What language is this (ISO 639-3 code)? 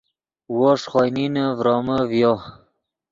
ydg